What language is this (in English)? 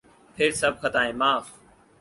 Urdu